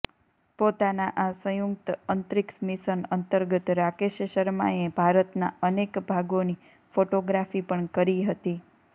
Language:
Gujarati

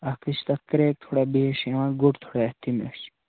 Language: Kashmiri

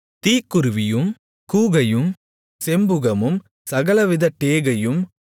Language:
Tamil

